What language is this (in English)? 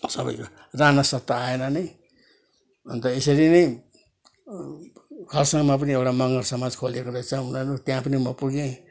Nepali